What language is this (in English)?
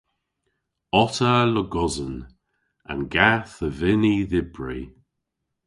Cornish